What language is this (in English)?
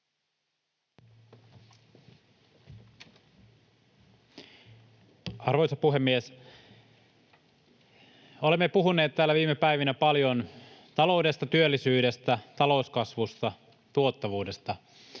Finnish